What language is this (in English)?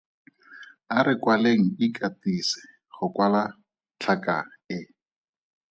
Tswana